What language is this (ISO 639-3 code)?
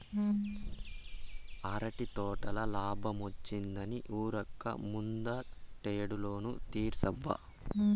tel